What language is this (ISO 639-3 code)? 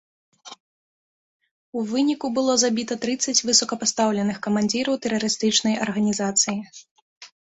bel